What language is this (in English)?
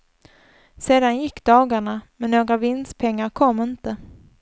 Swedish